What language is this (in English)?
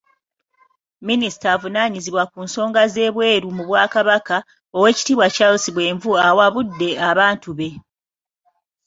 Ganda